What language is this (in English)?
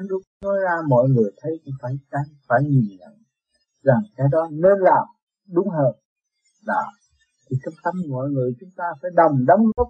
Vietnamese